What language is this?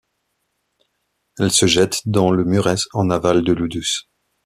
French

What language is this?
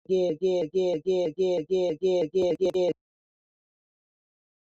North Ndebele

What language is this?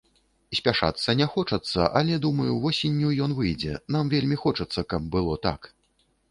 Belarusian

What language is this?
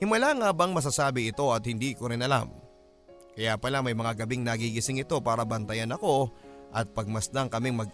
Filipino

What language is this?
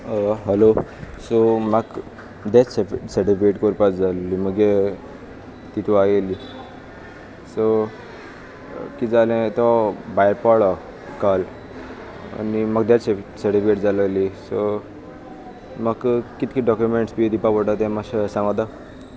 Konkani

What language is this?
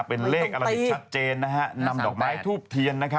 Thai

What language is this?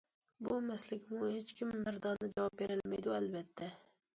Uyghur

